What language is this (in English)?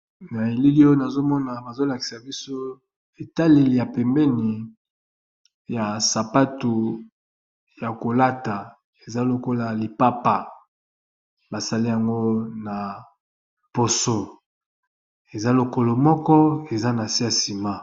Lingala